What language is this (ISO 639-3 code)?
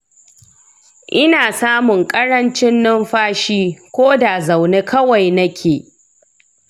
hau